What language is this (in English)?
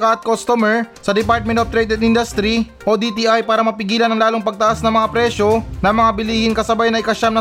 Filipino